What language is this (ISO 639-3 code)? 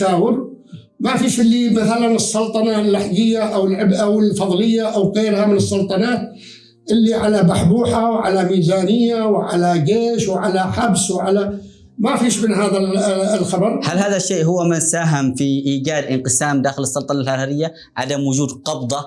ara